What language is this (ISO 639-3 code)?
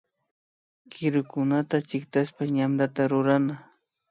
qvi